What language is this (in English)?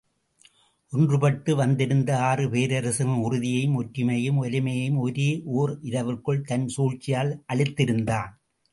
Tamil